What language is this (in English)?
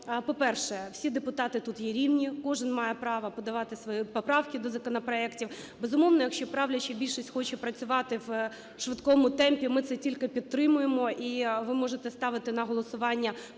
Ukrainian